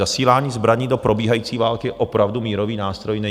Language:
Czech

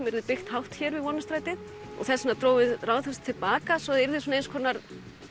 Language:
Icelandic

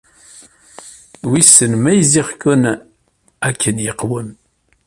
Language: Kabyle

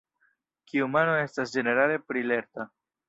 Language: Esperanto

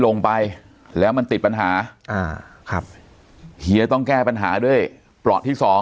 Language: Thai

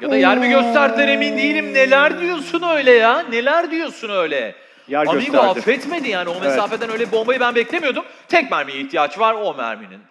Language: Turkish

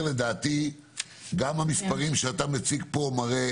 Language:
Hebrew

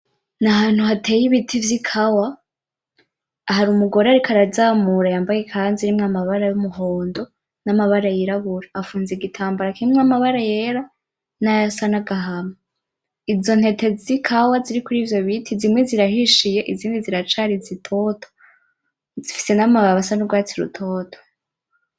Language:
Rundi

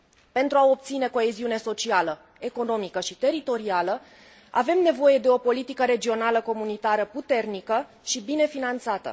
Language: Romanian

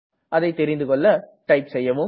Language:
Tamil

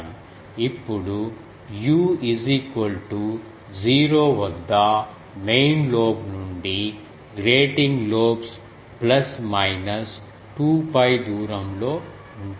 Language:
Telugu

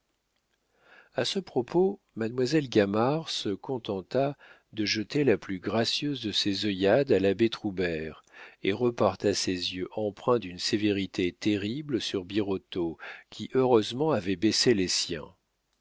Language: French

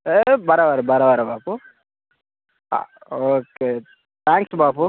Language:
Telugu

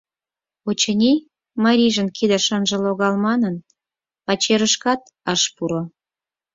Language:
Mari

